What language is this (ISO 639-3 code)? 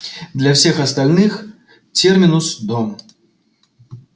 rus